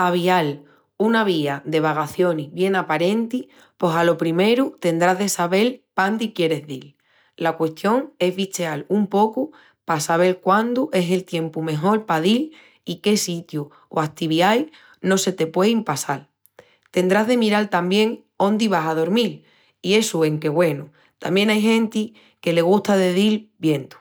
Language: Extremaduran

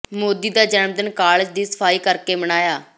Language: Punjabi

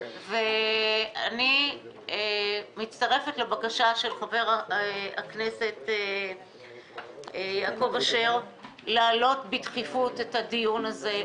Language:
Hebrew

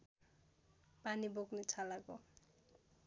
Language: Nepali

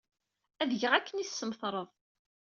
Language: Kabyle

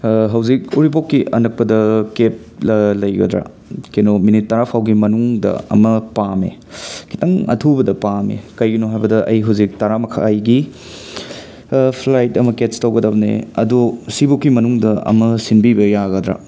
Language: Manipuri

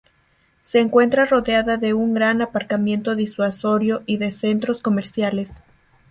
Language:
Spanish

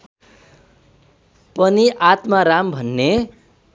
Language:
Nepali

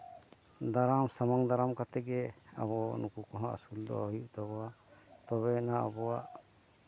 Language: Santali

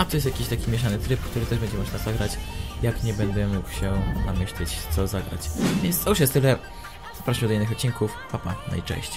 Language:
Polish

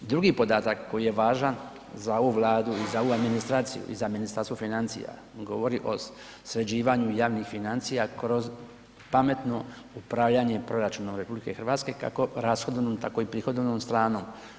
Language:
Croatian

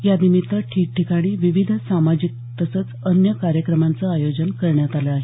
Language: Marathi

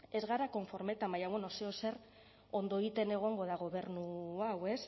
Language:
Basque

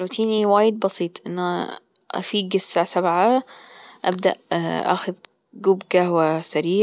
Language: Gulf Arabic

